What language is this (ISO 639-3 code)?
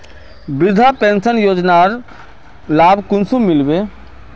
mag